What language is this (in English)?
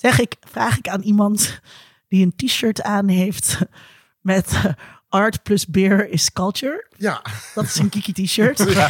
Dutch